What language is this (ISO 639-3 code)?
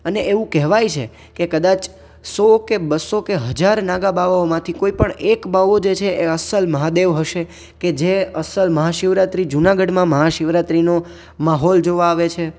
guj